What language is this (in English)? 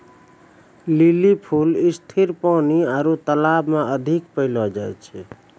Maithili